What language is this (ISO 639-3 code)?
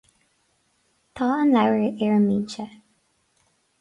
gle